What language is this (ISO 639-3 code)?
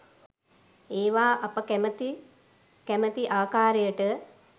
sin